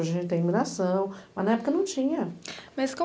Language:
Portuguese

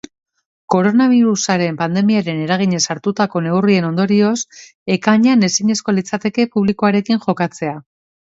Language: Basque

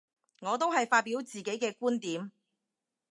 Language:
Cantonese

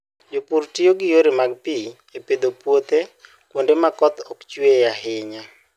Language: Luo (Kenya and Tanzania)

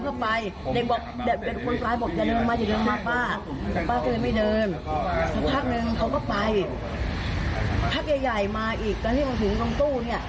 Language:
Thai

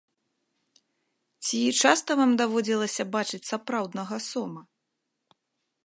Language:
Belarusian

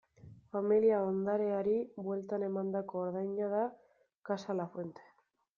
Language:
Basque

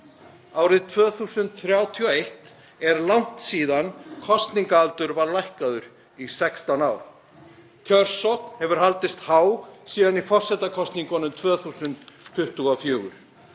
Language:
Icelandic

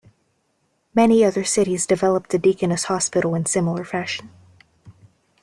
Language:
English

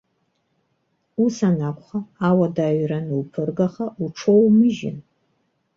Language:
Abkhazian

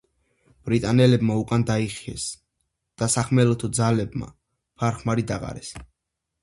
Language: Georgian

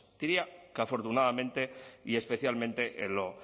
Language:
Spanish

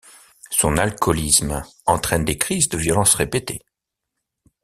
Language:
French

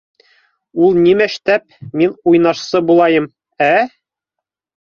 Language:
Bashkir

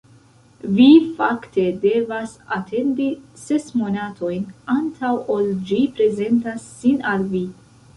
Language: Esperanto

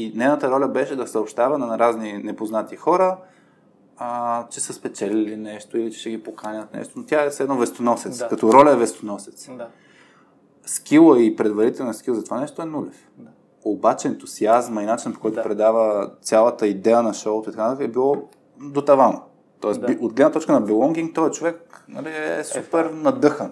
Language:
Bulgarian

